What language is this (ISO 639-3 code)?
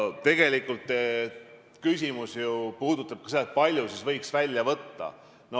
est